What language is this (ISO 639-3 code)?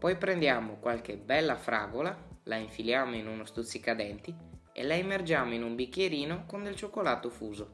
ita